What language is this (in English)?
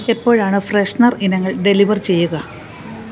Malayalam